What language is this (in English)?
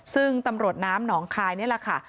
Thai